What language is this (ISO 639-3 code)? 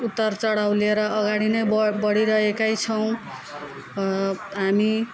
nep